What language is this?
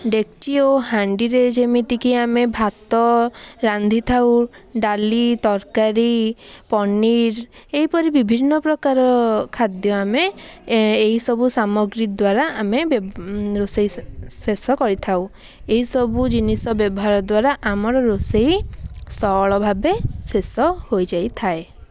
Odia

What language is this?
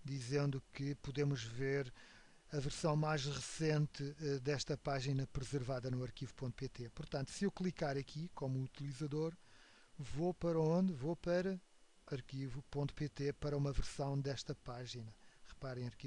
Portuguese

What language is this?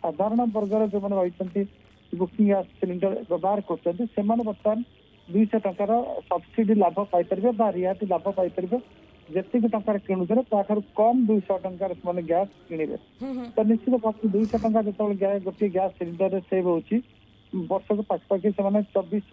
Hindi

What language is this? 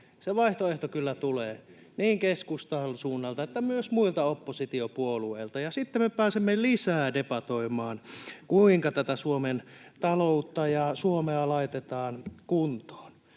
Finnish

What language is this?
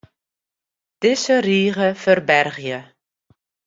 Western Frisian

